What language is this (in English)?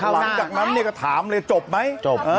Thai